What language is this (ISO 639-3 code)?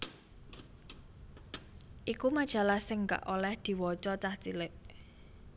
jav